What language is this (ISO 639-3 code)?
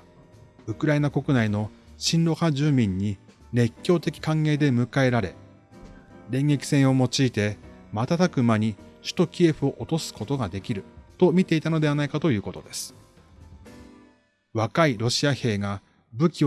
jpn